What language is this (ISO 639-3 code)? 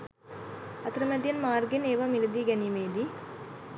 sin